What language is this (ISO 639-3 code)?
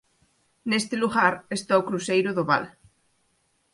glg